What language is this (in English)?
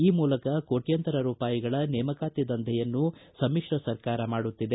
Kannada